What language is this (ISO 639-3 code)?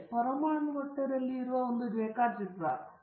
kan